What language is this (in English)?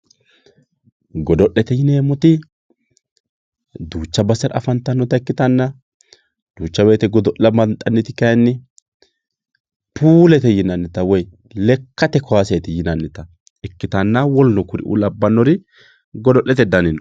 Sidamo